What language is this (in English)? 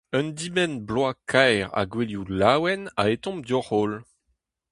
Breton